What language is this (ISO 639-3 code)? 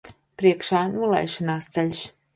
lav